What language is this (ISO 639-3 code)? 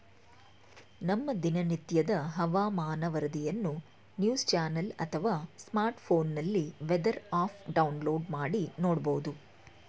kan